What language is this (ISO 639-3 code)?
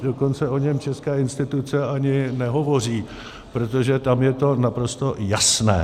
ces